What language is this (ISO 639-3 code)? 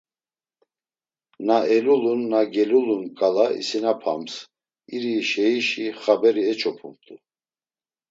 lzz